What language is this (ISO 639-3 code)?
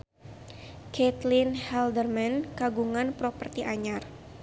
sun